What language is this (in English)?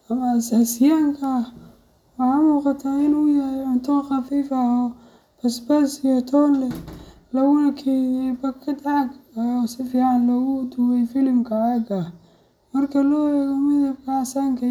Somali